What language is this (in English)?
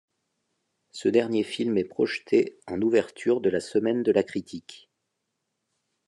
French